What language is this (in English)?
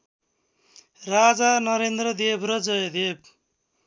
Nepali